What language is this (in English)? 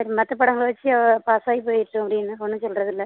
Tamil